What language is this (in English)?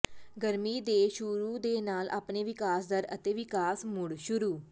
Punjabi